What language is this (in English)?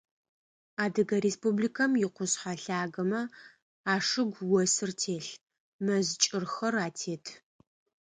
Adyghe